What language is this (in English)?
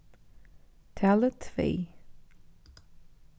Faroese